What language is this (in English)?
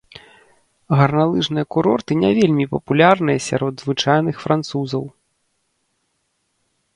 Belarusian